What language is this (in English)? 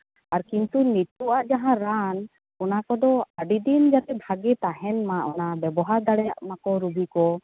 Santali